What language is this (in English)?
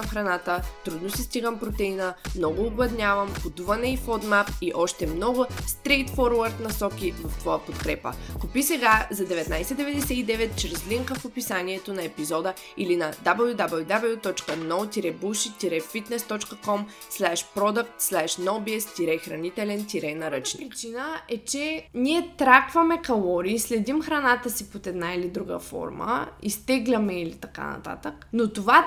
Bulgarian